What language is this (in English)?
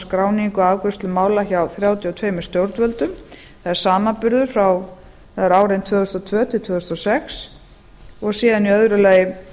Icelandic